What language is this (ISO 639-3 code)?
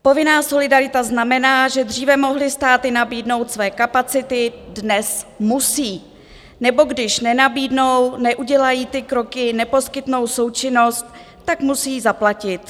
ces